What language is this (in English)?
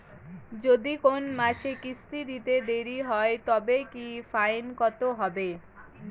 Bangla